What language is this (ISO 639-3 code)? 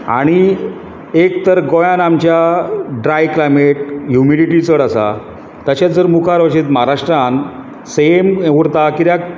kok